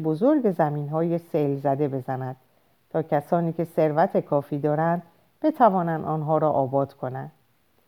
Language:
Persian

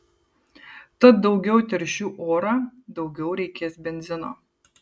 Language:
Lithuanian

